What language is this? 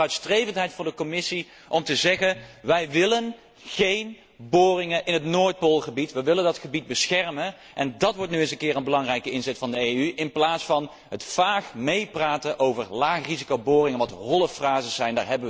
Dutch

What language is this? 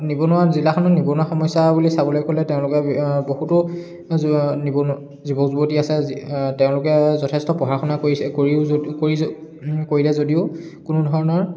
Assamese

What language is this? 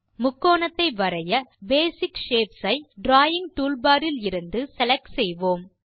Tamil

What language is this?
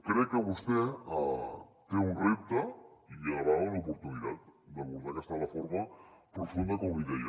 Catalan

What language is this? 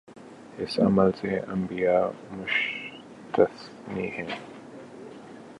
Urdu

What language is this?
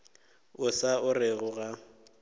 Northern Sotho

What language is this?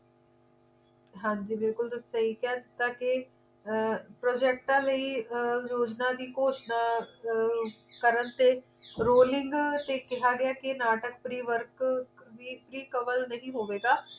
Punjabi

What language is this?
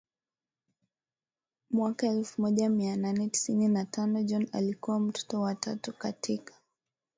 Swahili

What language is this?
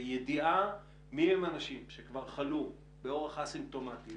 Hebrew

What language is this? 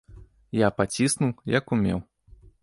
Belarusian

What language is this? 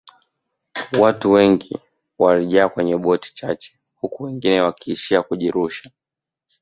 Swahili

